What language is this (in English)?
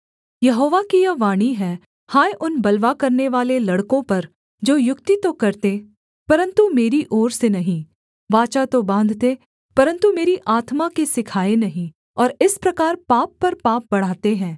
Hindi